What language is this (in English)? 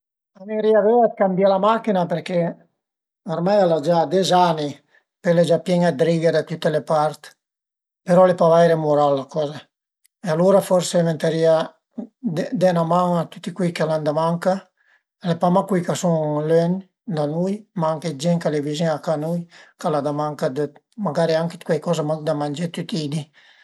Piedmontese